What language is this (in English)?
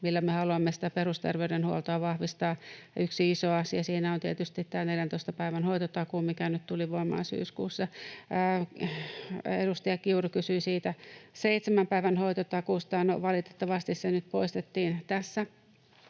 Finnish